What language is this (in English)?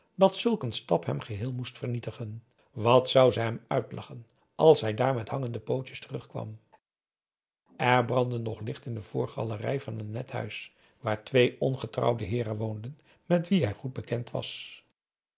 Dutch